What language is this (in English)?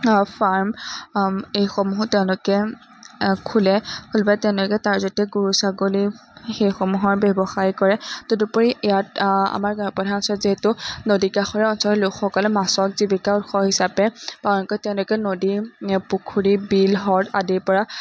Assamese